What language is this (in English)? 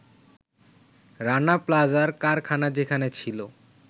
Bangla